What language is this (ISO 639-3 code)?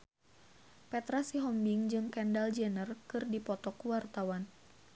sun